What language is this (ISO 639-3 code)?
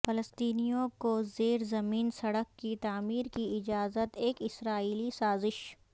urd